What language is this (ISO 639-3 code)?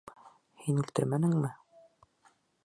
bak